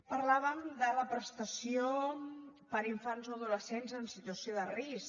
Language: Catalan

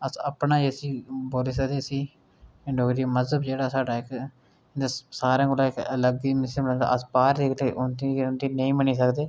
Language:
Dogri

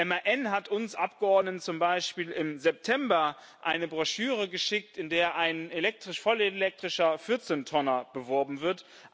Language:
German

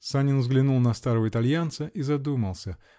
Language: Russian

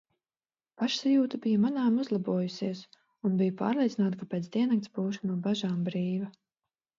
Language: Latvian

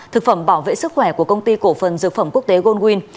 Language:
Vietnamese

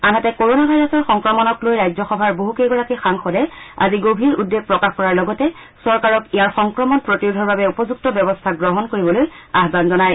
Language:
Assamese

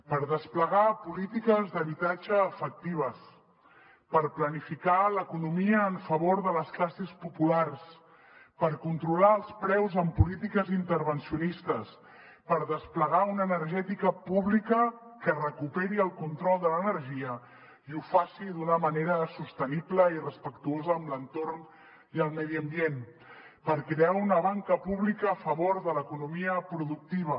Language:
Catalan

